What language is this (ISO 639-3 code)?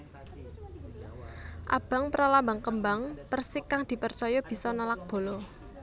jav